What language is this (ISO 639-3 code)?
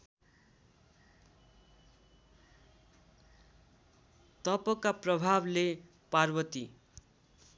nep